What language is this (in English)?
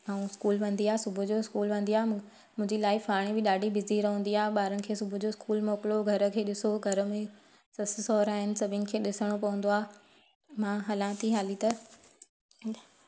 Sindhi